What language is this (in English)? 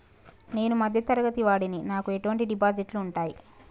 Telugu